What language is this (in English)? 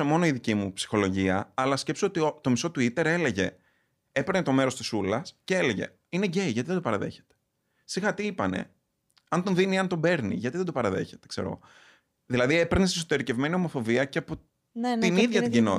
Greek